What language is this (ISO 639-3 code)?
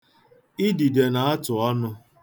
ibo